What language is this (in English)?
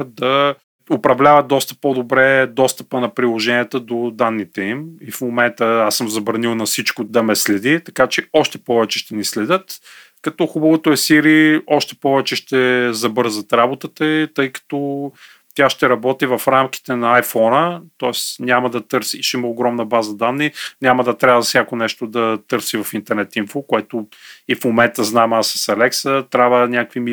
Bulgarian